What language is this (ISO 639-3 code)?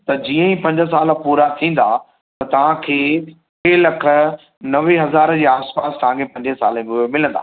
snd